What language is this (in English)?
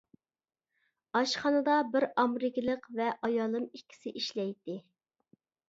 Uyghur